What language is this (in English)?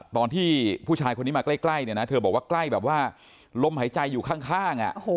Thai